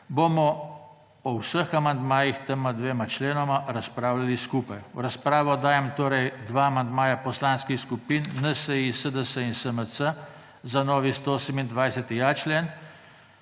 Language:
Slovenian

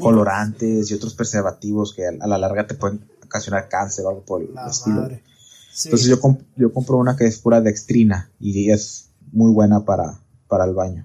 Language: Spanish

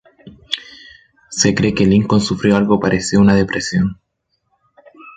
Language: Spanish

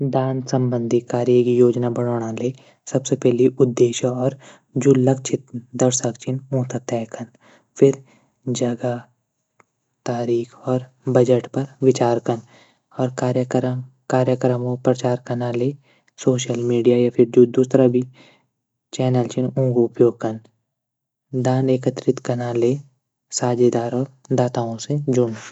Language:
Garhwali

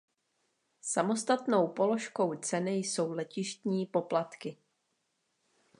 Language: Czech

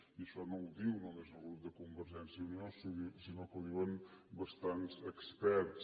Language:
Catalan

